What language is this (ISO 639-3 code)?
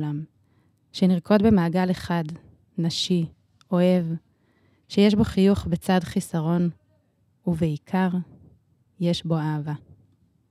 heb